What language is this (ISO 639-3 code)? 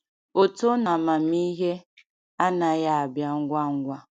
ibo